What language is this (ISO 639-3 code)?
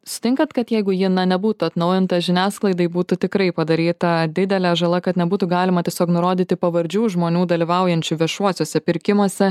lit